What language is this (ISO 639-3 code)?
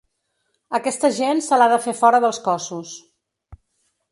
cat